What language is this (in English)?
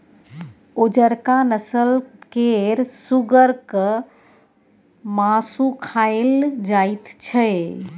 Maithili